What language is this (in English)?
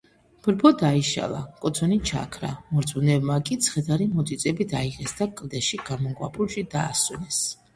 Georgian